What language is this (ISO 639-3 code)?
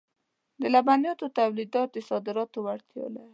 pus